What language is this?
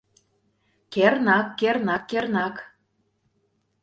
Mari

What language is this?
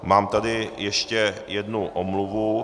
Czech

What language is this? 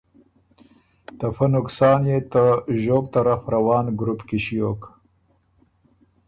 Ormuri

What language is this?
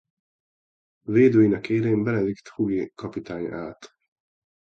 Hungarian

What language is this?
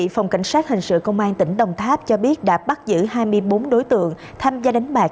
Vietnamese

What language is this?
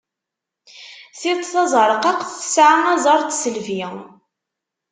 Kabyle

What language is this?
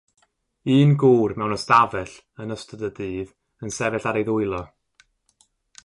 Welsh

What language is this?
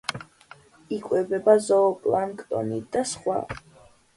Georgian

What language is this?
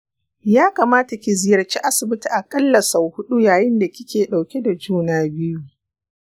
Hausa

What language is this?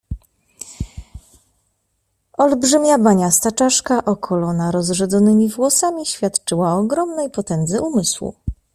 Polish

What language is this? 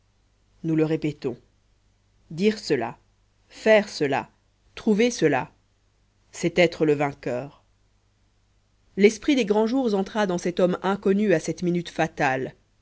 French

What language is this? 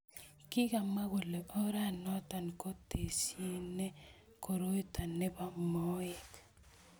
Kalenjin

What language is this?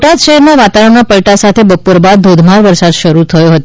Gujarati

